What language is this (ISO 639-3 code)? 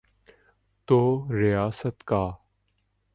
urd